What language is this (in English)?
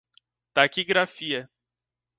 Portuguese